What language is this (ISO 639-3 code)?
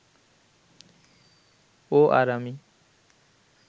ben